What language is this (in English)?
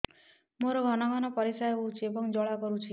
Odia